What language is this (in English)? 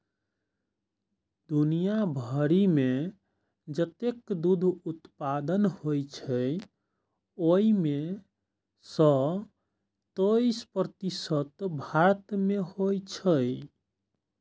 Maithili